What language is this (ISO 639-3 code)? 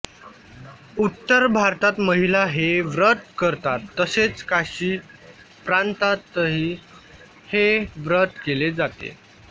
mar